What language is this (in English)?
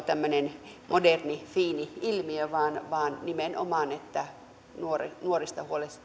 Finnish